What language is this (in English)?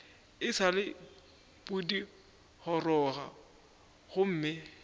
Northern Sotho